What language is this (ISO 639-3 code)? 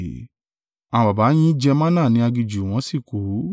yor